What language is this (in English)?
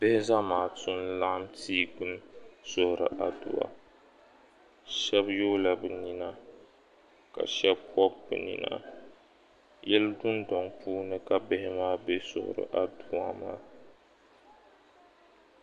Dagbani